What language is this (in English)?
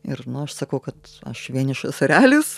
Lithuanian